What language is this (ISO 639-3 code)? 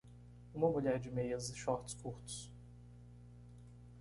por